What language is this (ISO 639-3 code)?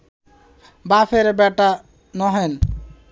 ben